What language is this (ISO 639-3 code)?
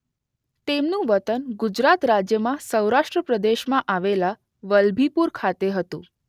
guj